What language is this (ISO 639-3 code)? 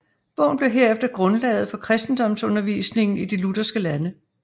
dan